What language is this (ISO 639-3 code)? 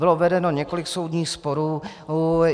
ces